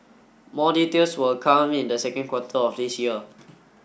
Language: English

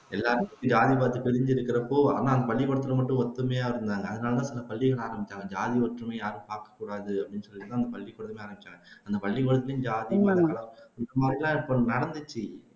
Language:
Tamil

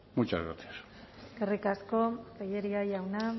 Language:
Basque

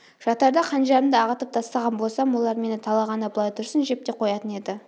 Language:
Kazakh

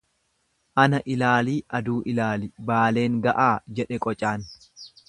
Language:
Oromo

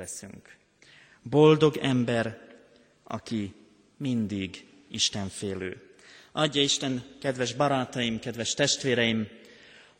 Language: Hungarian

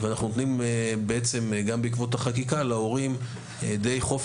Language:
Hebrew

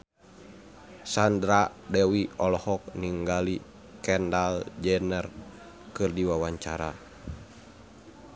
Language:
Sundanese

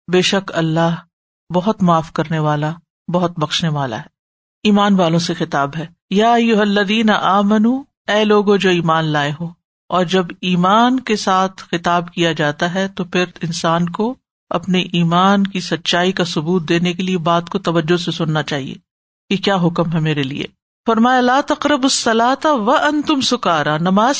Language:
Urdu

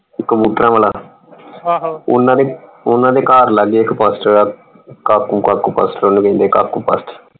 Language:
Punjabi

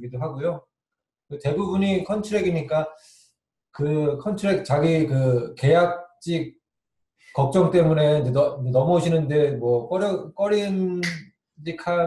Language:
Korean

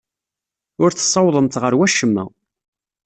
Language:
Kabyle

